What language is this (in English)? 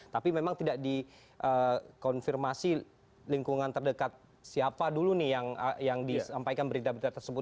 Indonesian